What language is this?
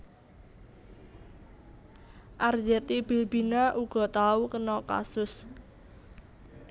Javanese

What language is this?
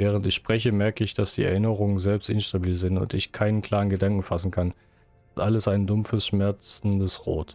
German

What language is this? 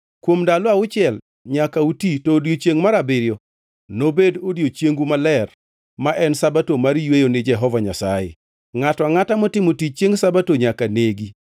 Luo (Kenya and Tanzania)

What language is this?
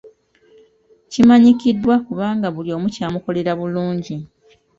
Ganda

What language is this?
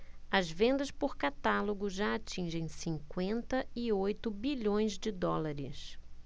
Portuguese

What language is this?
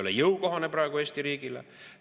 Estonian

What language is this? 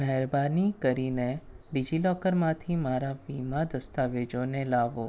Gujarati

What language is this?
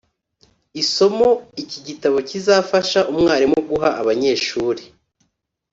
Kinyarwanda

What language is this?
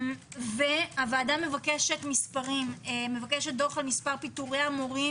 Hebrew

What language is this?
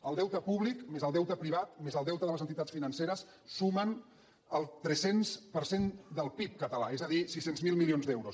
Catalan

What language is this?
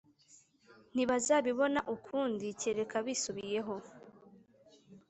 Kinyarwanda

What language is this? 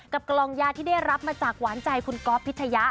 Thai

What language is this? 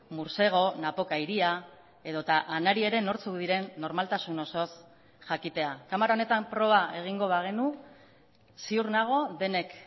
Basque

